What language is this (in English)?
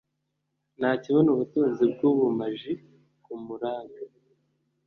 Kinyarwanda